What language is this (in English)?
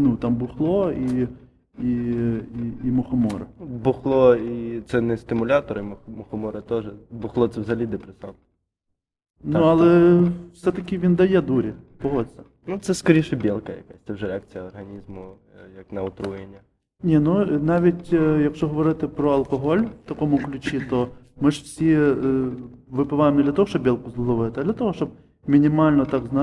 Ukrainian